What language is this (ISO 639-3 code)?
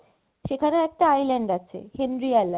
ben